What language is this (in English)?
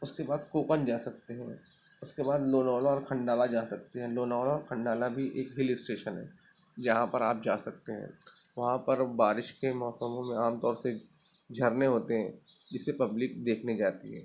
Urdu